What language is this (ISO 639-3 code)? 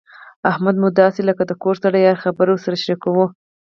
pus